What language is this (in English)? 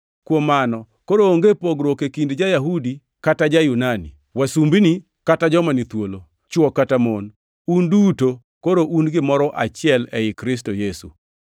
Luo (Kenya and Tanzania)